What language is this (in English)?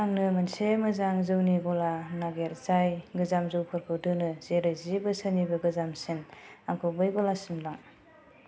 Bodo